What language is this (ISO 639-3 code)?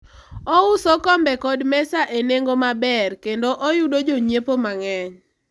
luo